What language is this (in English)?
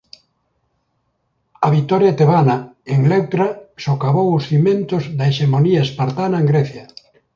Galician